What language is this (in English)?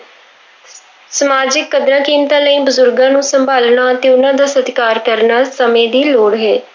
Punjabi